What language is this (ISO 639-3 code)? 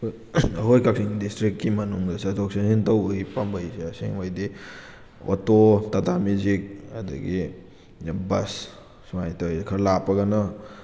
mni